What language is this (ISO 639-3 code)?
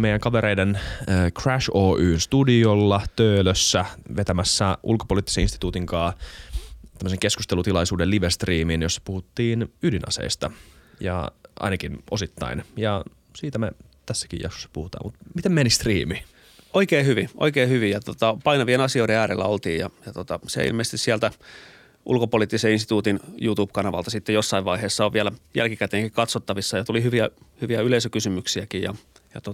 fin